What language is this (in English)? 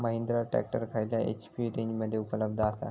Marathi